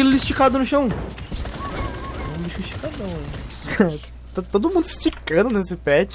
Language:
Portuguese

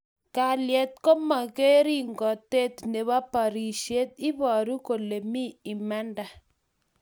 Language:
Kalenjin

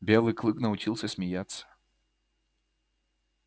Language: Russian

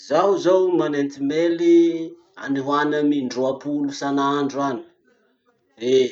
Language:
Masikoro Malagasy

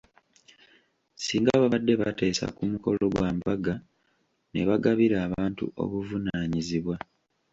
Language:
Ganda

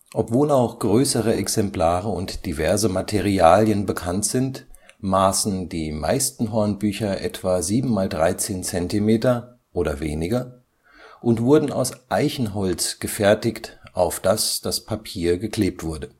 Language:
German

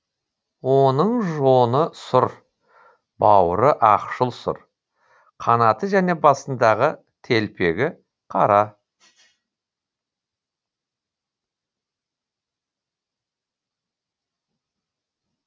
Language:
Kazakh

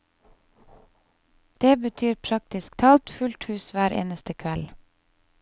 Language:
Norwegian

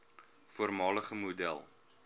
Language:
Afrikaans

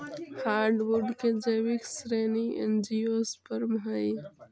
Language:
Magahi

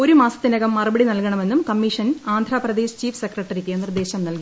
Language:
Malayalam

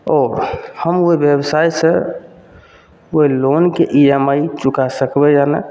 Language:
Maithili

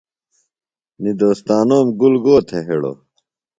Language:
Phalura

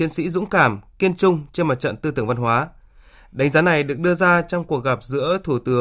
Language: Vietnamese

